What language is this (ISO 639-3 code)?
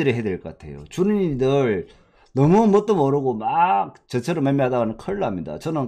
kor